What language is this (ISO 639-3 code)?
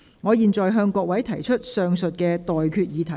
yue